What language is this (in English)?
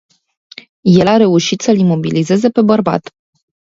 Romanian